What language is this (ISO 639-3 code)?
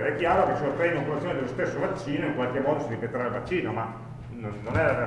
ita